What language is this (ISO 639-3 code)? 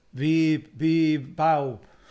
cym